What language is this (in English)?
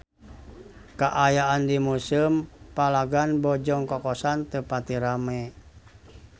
Sundanese